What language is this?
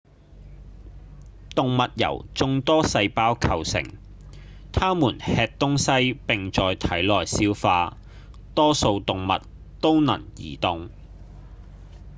Cantonese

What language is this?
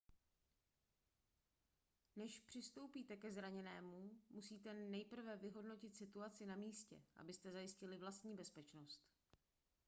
Czech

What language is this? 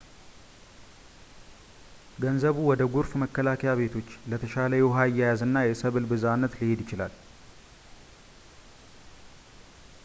Amharic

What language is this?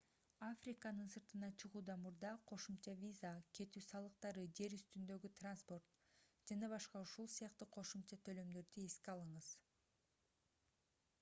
Kyrgyz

